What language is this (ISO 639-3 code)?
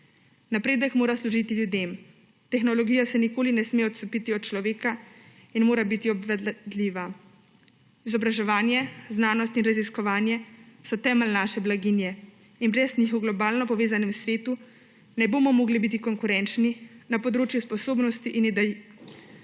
slv